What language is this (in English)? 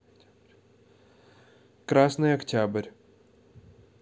Russian